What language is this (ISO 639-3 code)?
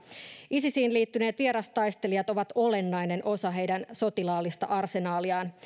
fin